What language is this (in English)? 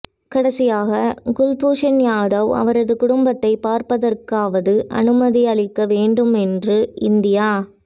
Tamil